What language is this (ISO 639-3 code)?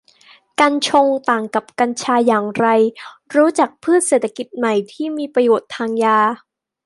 tha